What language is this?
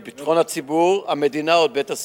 Hebrew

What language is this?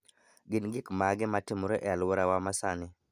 Luo (Kenya and Tanzania)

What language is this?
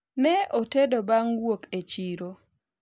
Luo (Kenya and Tanzania)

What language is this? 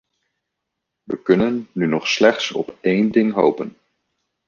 Dutch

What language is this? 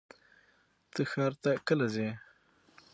Pashto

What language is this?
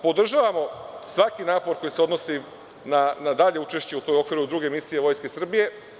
Serbian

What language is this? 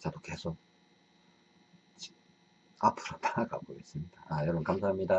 Korean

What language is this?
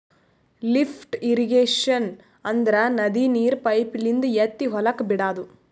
Kannada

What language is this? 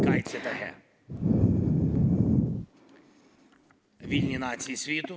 Estonian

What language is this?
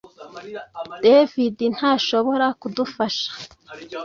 Kinyarwanda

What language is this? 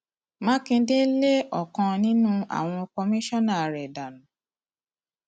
Yoruba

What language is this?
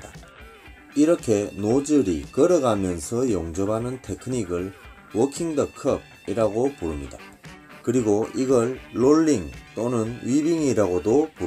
Korean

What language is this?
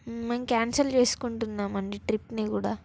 Telugu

